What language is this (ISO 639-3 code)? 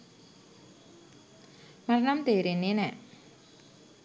sin